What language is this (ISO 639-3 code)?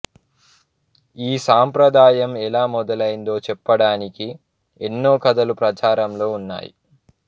tel